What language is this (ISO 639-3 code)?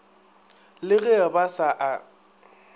nso